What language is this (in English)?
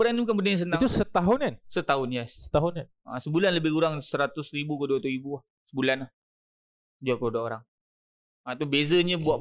Malay